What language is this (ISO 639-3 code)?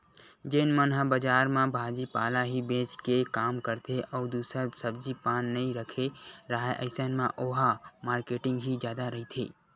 hne